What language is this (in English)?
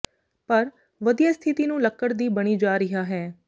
Punjabi